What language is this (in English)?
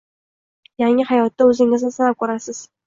Uzbek